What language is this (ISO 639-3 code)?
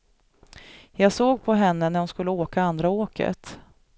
swe